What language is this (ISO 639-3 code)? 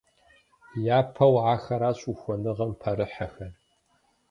kbd